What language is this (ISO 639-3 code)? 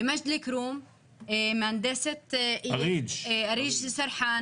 heb